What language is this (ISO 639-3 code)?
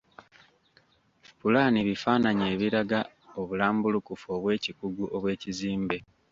lug